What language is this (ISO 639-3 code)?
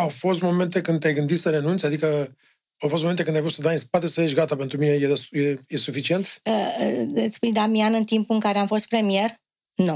ron